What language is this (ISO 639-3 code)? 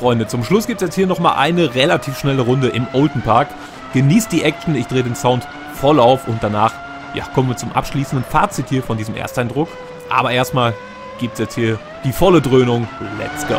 deu